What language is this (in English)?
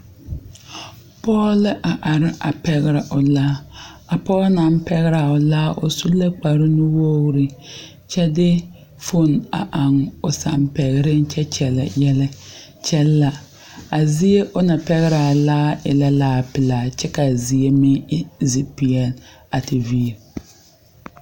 Southern Dagaare